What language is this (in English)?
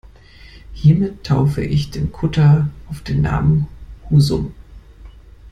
German